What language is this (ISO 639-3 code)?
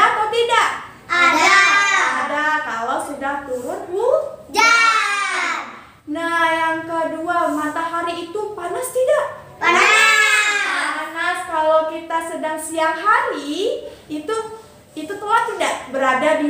ind